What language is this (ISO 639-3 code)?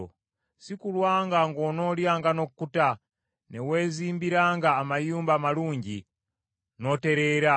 lug